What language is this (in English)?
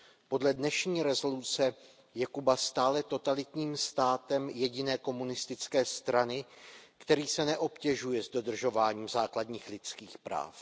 Czech